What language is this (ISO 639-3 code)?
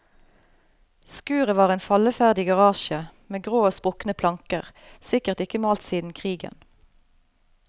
nor